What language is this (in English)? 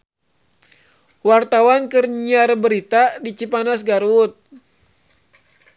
Sundanese